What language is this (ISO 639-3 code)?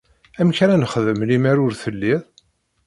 kab